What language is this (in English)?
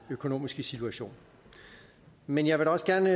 Danish